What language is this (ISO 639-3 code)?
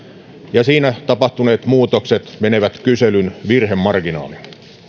fin